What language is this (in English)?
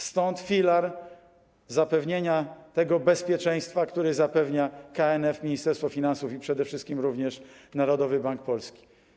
Polish